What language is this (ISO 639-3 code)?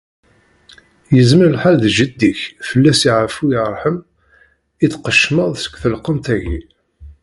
kab